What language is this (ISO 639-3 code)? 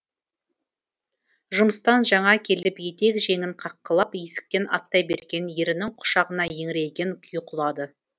kaz